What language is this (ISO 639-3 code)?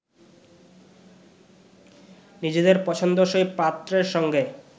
ben